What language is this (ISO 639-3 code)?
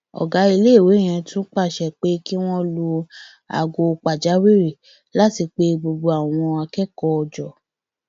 yor